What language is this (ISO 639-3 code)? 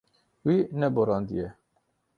kur